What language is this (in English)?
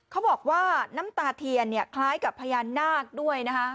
Thai